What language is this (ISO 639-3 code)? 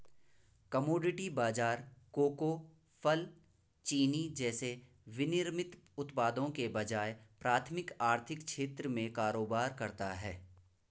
hin